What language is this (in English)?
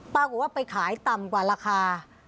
Thai